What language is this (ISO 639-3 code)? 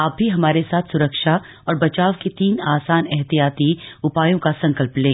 hin